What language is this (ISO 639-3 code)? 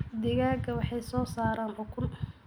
som